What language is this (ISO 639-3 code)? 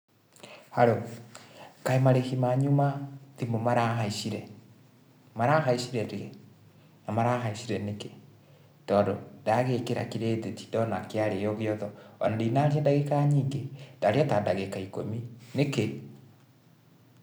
kik